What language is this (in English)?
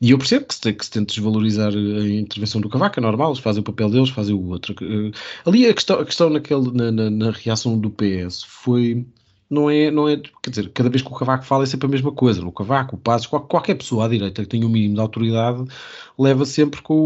Portuguese